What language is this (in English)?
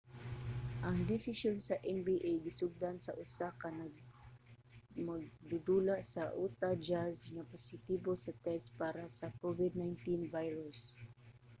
Cebuano